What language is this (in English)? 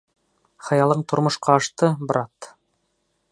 Bashkir